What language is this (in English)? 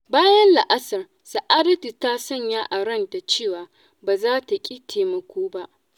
Hausa